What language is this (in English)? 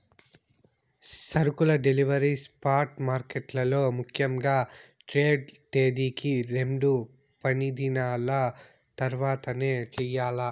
Telugu